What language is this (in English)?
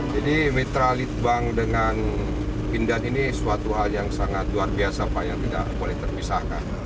Indonesian